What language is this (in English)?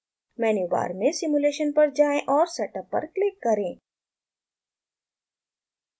Hindi